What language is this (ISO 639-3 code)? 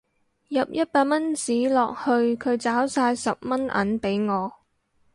yue